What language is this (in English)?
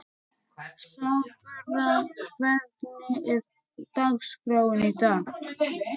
Icelandic